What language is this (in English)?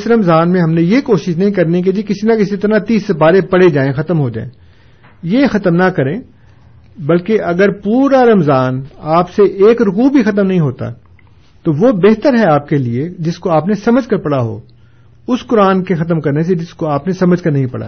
Urdu